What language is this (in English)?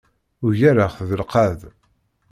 Kabyle